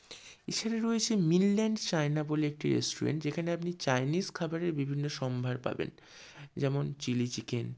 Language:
Bangla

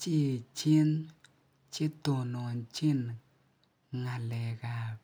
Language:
Kalenjin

